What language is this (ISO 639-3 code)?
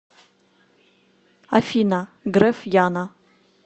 rus